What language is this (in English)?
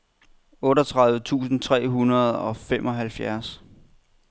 Danish